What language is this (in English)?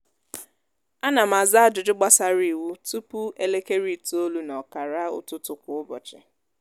Igbo